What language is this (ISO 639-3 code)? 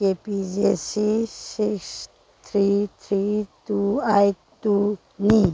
mni